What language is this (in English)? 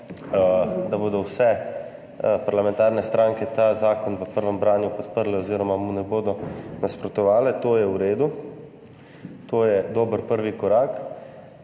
Slovenian